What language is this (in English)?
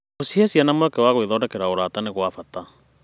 Kikuyu